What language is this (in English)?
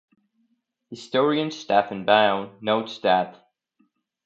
English